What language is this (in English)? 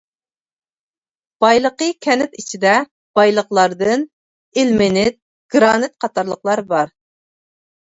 Uyghur